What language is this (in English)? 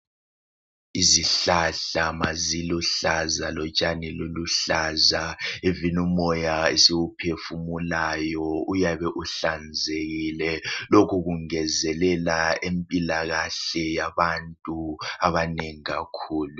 North Ndebele